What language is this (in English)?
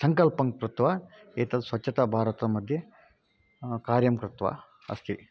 Sanskrit